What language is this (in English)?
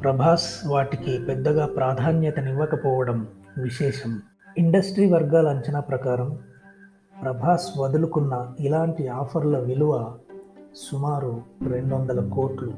Telugu